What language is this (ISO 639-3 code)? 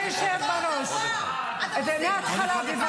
heb